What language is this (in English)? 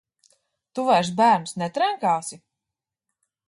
Latvian